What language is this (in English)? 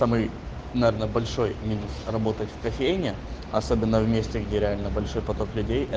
Russian